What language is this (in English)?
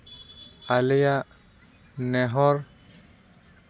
Santali